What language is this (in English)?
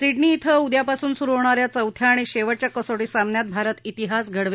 Marathi